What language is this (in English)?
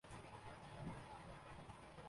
Urdu